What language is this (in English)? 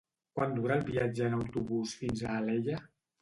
Catalan